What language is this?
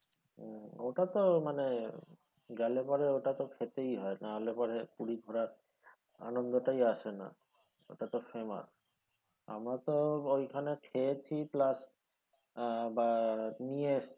Bangla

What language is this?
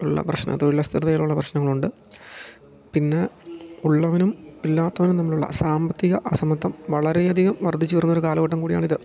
Malayalam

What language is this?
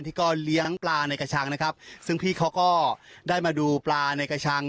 Thai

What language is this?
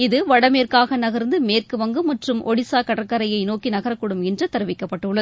Tamil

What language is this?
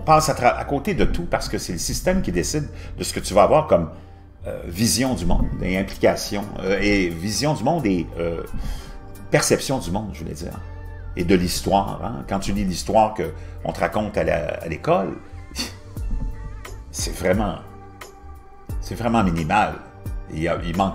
French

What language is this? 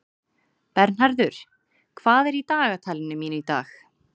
Icelandic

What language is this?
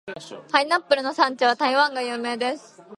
Japanese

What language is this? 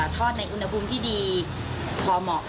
Thai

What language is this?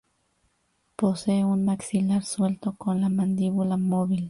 Spanish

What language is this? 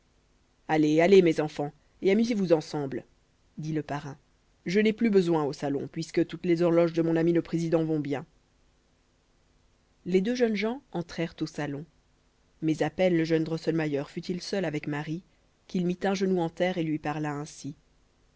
French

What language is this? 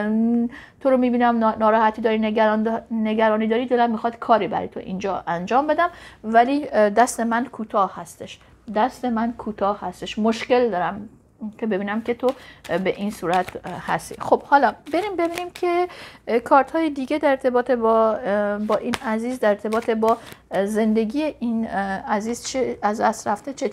Persian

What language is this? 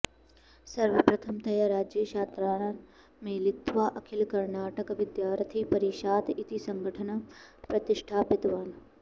Sanskrit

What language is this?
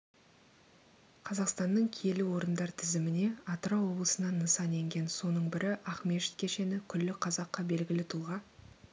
Kazakh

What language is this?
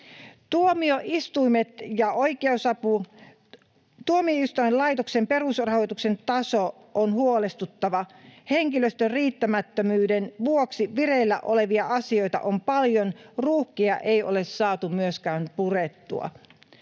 Finnish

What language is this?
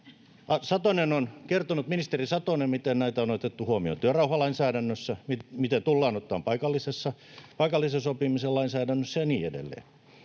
Finnish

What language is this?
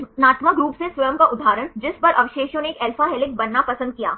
Hindi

